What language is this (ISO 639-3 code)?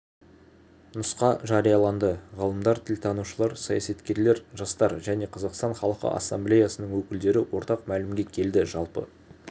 kaz